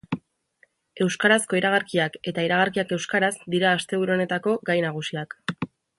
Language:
Basque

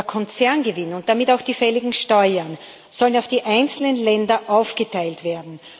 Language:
German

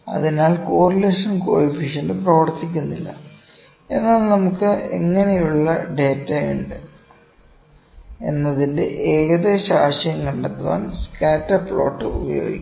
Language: Malayalam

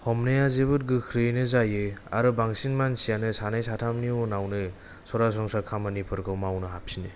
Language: Bodo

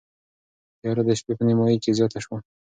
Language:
Pashto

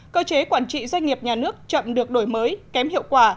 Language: Vietnamese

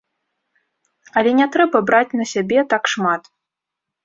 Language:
Belarusian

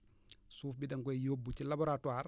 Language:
Wolof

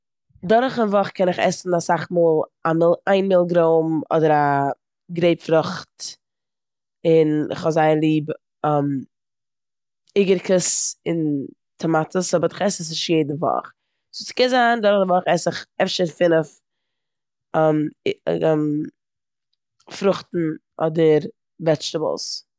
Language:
Yiddish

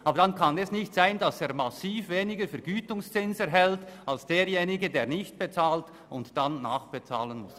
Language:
Swiss German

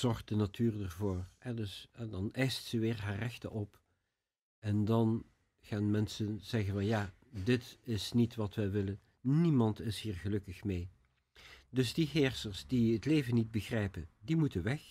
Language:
Dutch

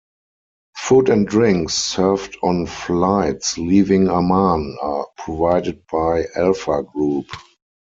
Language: English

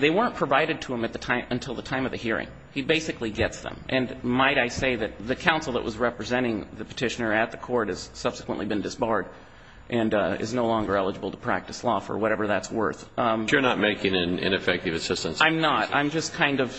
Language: English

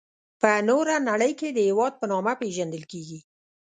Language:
Pashto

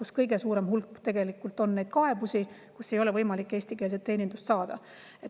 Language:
Estonian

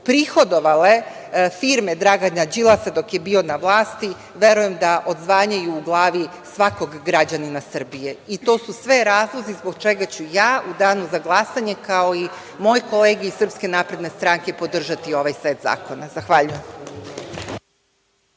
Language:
Serbian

